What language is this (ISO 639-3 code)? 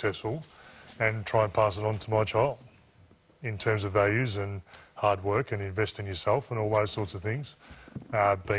eng